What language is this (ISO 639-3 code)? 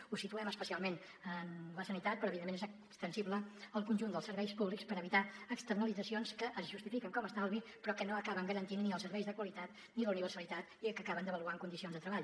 cat